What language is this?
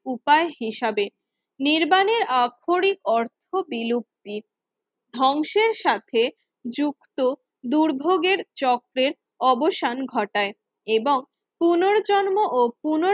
Bangla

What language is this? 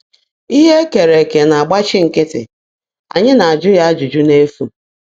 Igbo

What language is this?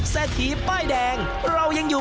Thai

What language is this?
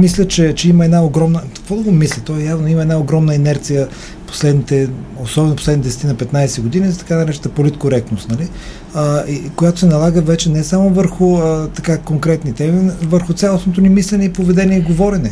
Bulgarian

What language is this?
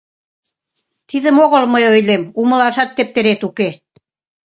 Mari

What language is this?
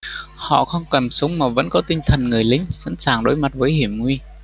Vietnamese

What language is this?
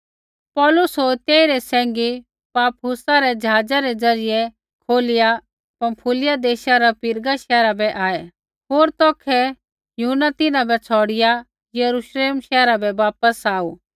Kullu Pahari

